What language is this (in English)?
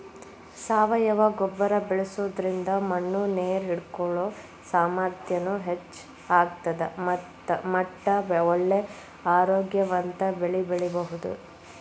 Kannada